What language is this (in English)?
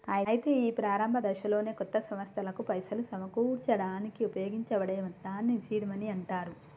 Telugu